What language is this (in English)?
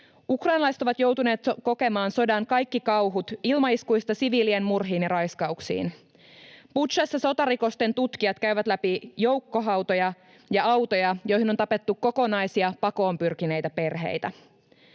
Finnish